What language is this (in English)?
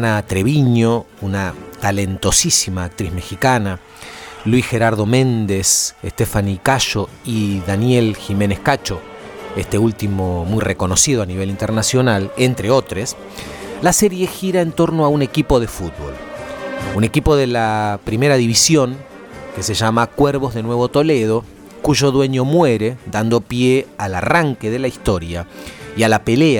Spanish